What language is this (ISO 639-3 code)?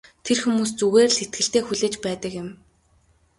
mon